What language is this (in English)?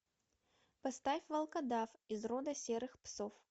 Russian